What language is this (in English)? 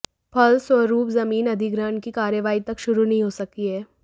Hindi